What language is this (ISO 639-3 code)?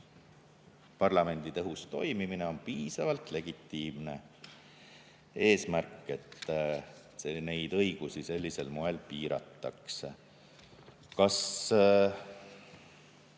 est